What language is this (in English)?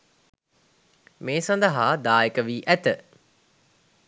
Sinhala